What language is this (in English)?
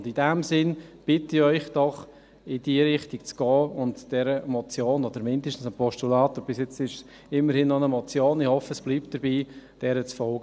Swiss German